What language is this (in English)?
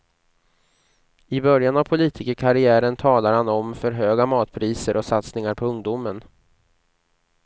Swedish